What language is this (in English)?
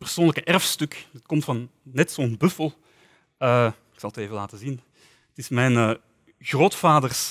Dutch